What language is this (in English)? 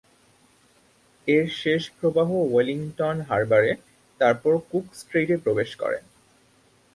Bangla